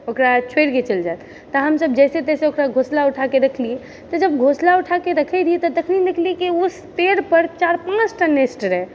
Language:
Maithili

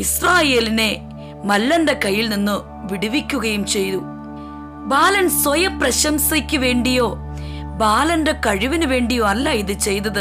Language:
Malayalam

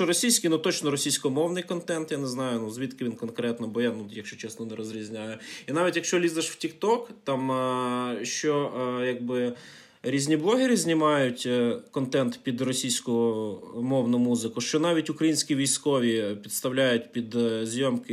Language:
Ukrainian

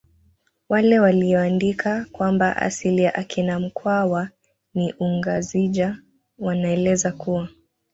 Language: Swahili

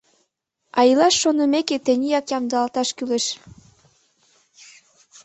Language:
Mari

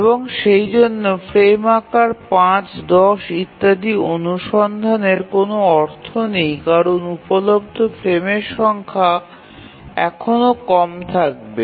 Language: Bangla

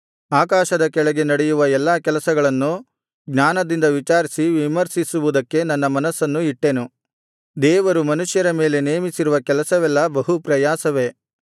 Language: Kannada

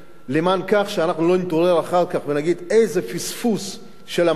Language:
Hebrew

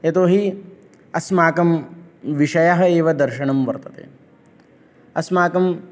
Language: Sanskrit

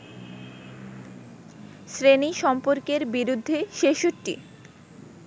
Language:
Bangla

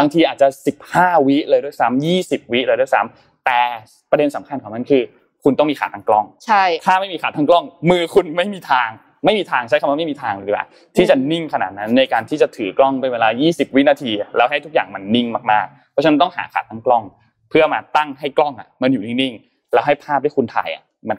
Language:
Thai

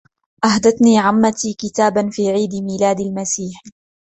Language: Arabic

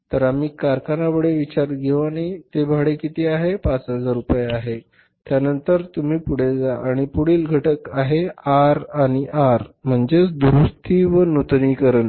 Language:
Marathi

